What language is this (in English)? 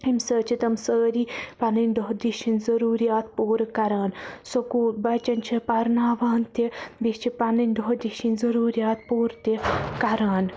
Kashmiri